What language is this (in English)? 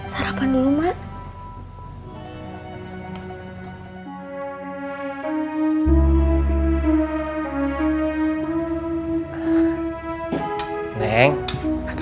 Indonesian